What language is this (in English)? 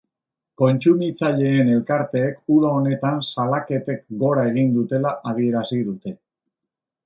Basque